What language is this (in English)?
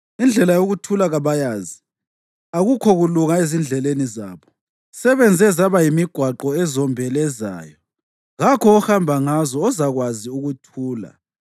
North Ndebele